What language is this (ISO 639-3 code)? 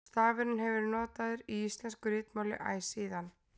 isl